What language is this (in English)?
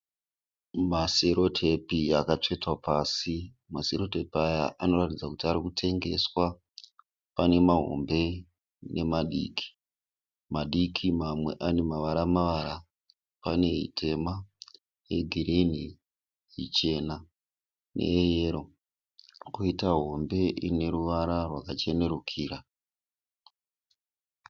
Shona